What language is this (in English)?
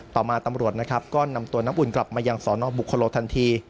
Thai